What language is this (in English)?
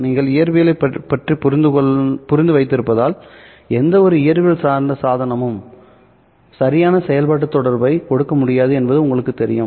Tamil